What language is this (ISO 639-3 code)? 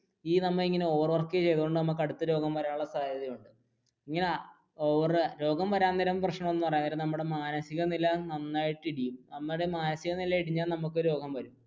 mal